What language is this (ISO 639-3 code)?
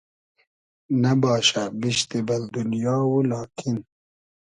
haz